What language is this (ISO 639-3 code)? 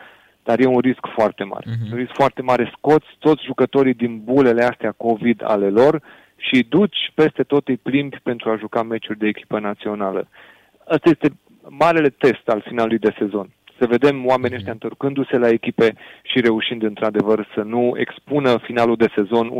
ron